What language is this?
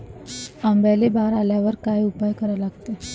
Marathi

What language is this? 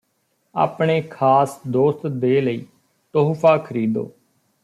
Punjabi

